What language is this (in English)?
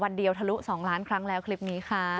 Thai